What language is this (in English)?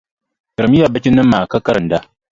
Dagbani